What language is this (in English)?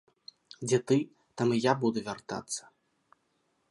Belarusian